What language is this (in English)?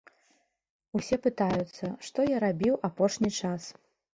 Belarusian